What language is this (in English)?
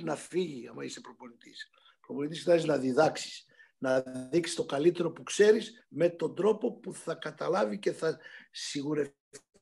Greek